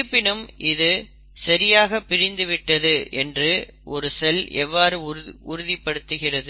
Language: Tamil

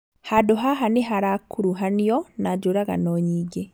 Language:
Kikuyu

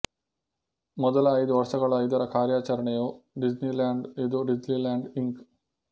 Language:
Kannada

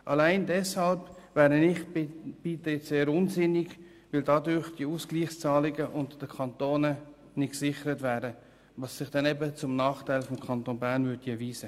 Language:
Swiss German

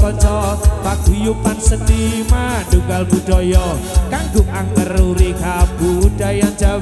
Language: Indonesian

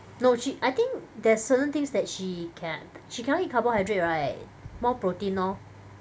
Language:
English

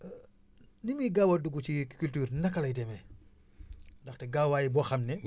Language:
Wolof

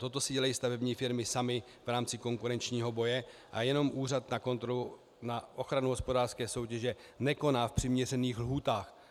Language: Czech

